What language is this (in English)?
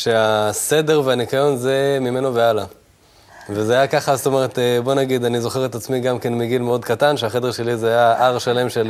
Hebrew